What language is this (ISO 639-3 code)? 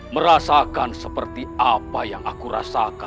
ind